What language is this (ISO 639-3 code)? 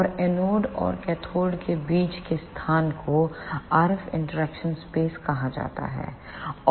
hin